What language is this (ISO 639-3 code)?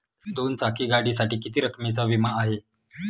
mar